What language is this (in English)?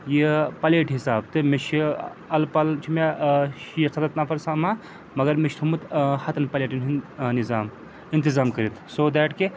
Kashmiri